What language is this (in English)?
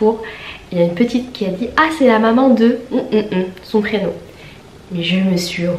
French